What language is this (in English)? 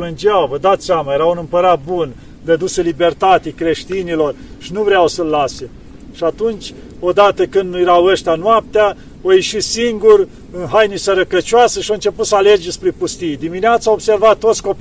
Romanian